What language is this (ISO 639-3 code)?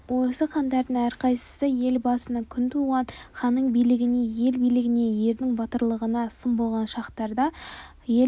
kaz